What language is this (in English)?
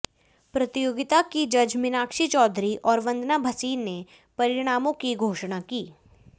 Hindi